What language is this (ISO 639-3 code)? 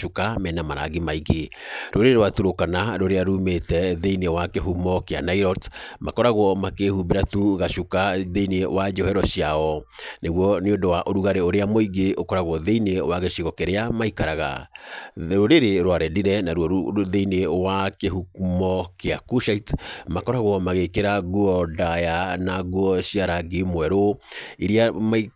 kik